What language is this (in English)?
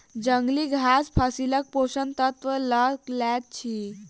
Maithili